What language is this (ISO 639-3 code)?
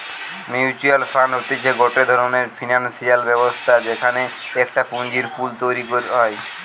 ben